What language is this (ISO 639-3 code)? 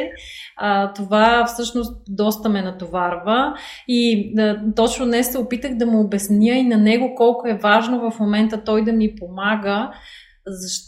bul